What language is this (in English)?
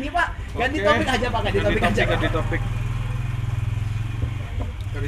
Indonesian